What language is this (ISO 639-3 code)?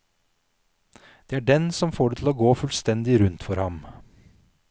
nor